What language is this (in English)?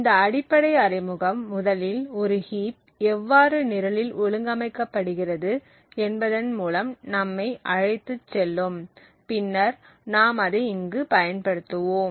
Tamil